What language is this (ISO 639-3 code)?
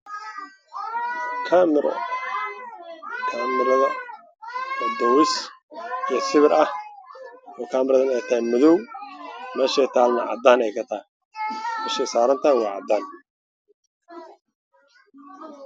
som